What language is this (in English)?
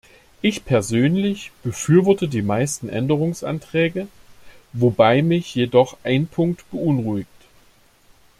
German